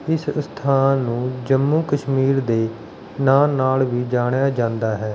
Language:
Punjabi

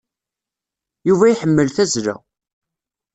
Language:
Kabyle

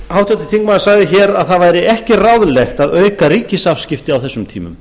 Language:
Icelandic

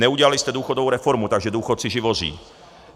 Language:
Czech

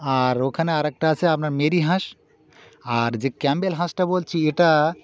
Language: Bangla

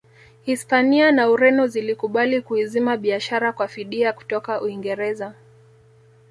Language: Swahili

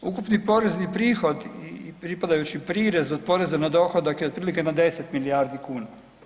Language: Croatian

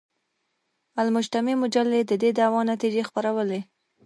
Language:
Pashto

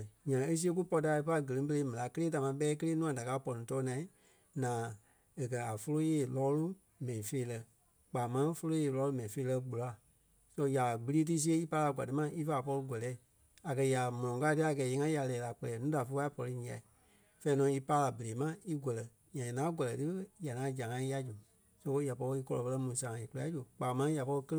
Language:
Kpelle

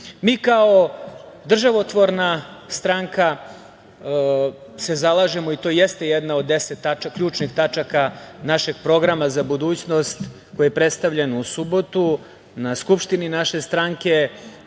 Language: Serbian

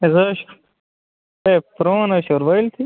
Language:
Kashmiri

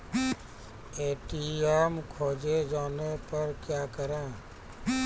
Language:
Maithili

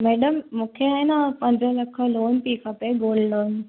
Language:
Sindhi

